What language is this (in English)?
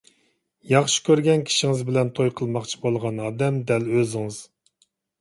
Uyghur